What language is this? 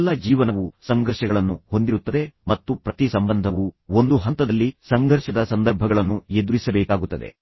Kannada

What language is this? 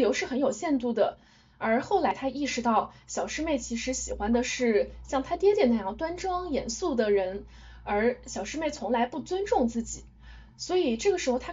Chinese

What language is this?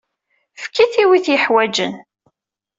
Kabyle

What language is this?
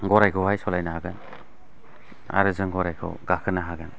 Bodo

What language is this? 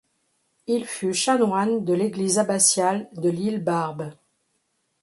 French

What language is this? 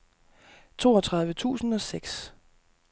Danish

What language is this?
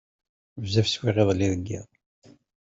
Kabyle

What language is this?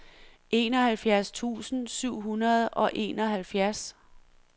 Danish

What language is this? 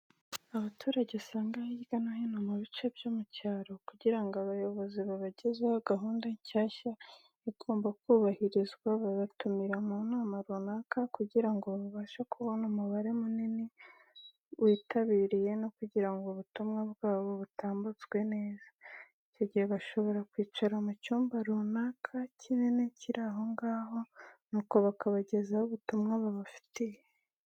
Kinyarwanda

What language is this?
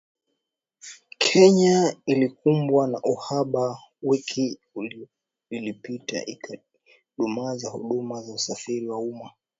Swahili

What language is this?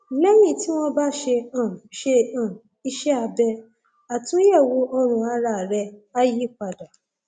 Yoruba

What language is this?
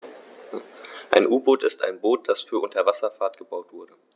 German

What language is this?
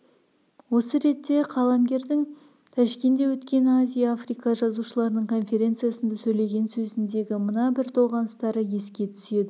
Kazakh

